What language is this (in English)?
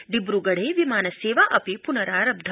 Sanskrit